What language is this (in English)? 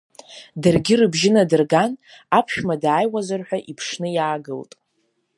Abkhazian